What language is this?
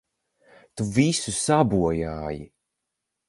Latvian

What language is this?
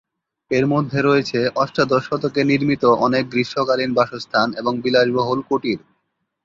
Bangla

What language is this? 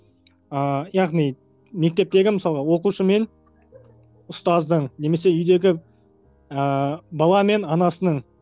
Kazakh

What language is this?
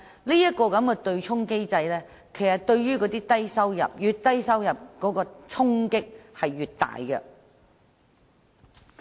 Cantonese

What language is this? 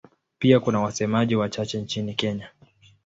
Swahili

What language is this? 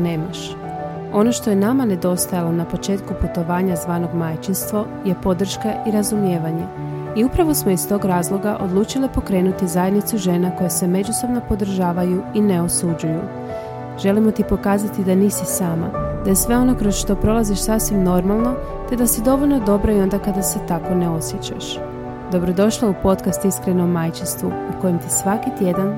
Croatian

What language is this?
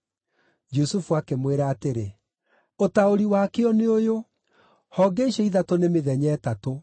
Kikuyu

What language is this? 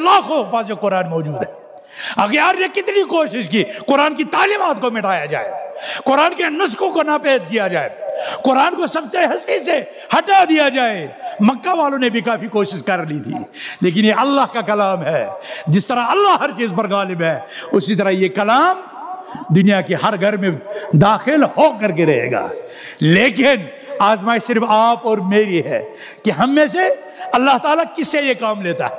Arabic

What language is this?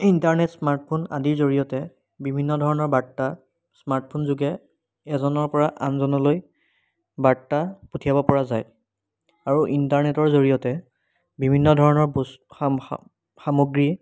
Assamese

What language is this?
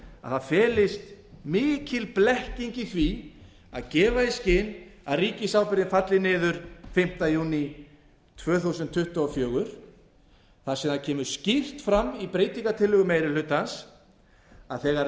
Icelandic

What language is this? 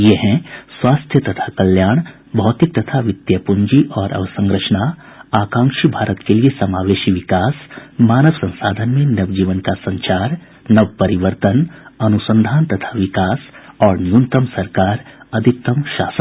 Hindi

